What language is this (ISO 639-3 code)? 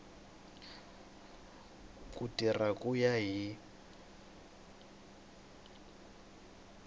tso